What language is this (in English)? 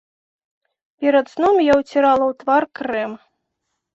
Belarusian